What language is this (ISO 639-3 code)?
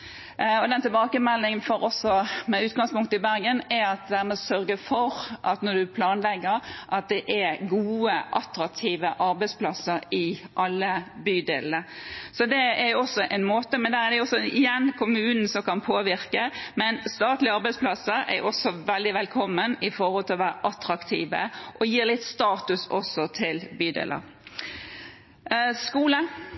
nob